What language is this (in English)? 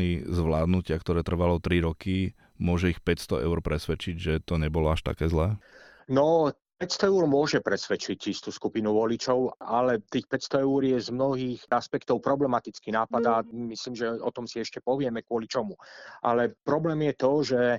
Slovak